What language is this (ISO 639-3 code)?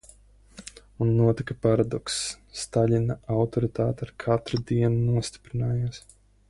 lav